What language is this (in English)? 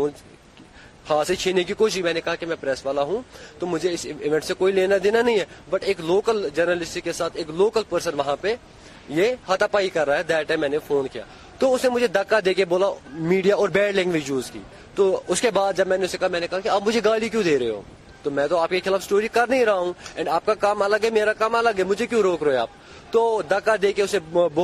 Urdu